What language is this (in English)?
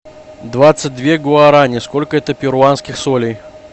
Russian